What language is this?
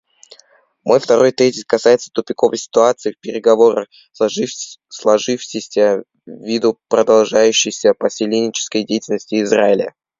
Russian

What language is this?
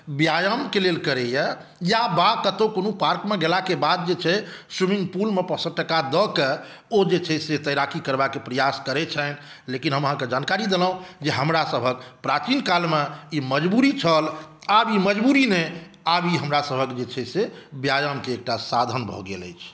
Maithili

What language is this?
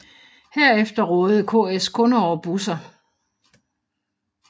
Danish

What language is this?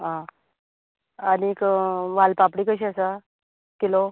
Konkani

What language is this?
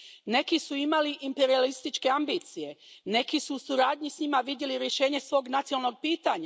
Croatian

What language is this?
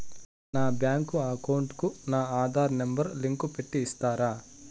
Telugu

